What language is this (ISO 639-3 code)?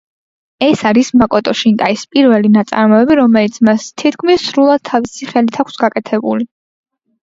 kat